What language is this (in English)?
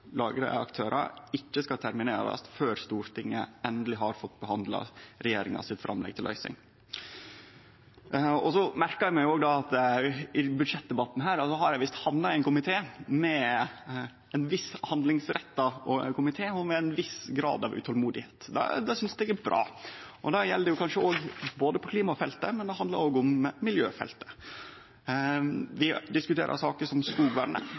Norwegian Nynorsk